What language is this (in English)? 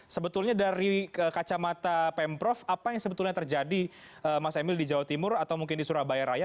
Indonesian